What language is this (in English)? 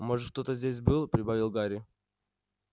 Russian